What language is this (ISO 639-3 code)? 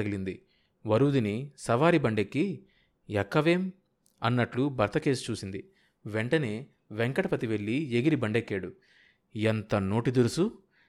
tel